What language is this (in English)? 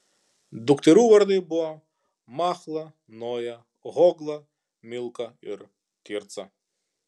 Lithuanian